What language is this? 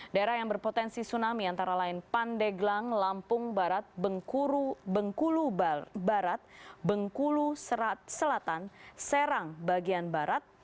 Indonesian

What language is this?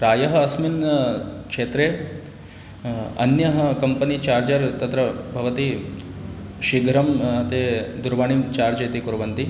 Sanskrit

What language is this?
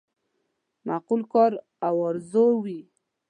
Pashto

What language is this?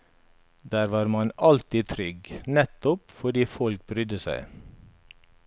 Norwegian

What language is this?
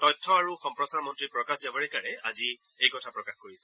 Assamese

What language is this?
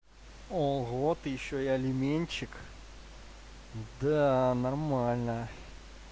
Russian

